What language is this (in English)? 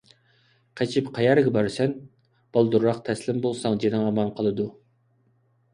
Uyghur